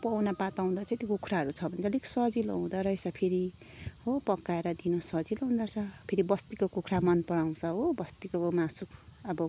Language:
Nepali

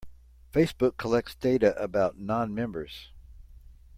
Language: English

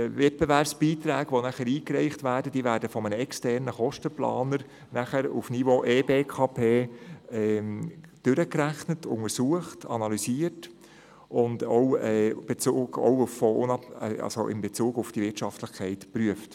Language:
Swiss German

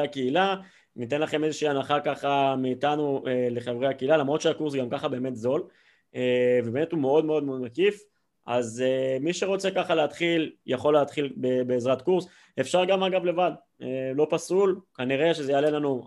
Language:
Hebrew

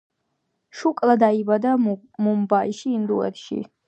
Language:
Georgian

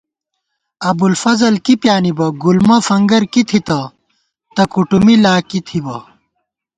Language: Gawar-Bati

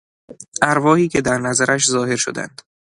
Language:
Persian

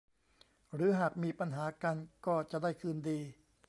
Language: Thai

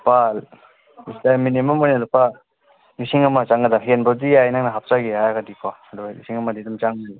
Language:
Manipuri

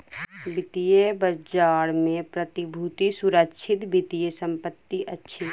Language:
Maithili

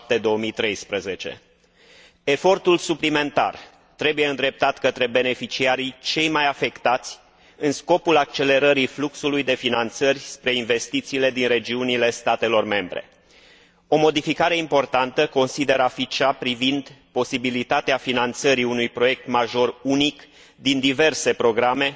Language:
Romanian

